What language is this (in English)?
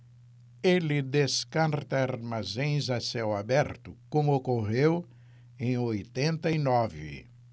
Portuguese